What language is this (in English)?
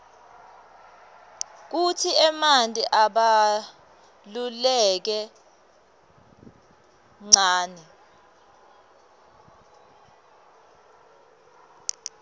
Swati